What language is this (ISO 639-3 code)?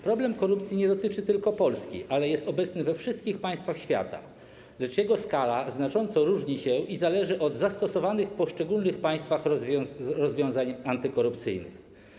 pol